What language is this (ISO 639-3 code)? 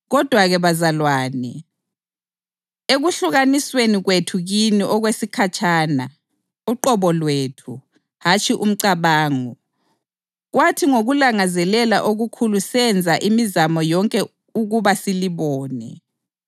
nde